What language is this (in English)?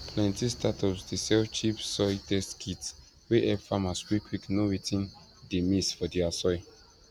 Nigerian Pidgin